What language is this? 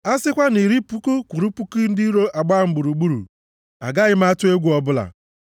Igbo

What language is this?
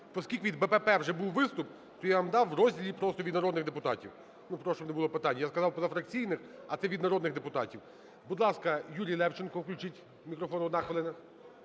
Ukrainian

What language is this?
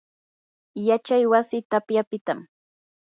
Yanahuanca Pasco Quechua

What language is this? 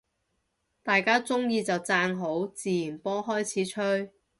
Cantonese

